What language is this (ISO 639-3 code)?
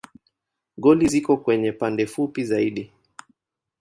swa